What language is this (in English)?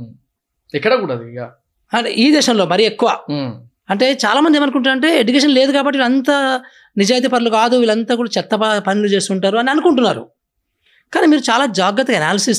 Telugu